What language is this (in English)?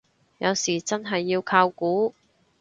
Cantonese